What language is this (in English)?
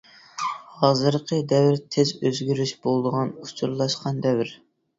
Uyghur